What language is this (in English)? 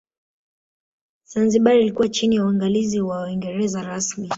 Swahili